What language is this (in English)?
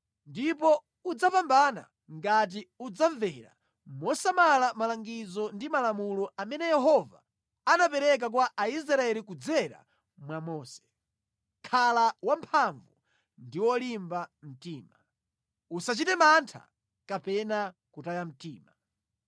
Nyanja